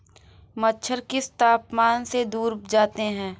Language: Hindi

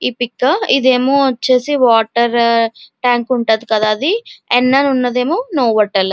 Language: Telugu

